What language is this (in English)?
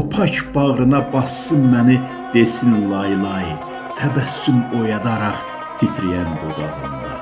Turkish